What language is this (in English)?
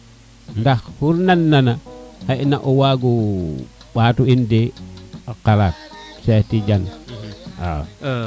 Serer